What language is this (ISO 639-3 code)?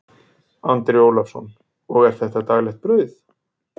isl